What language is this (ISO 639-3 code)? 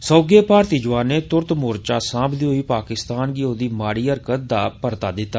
doi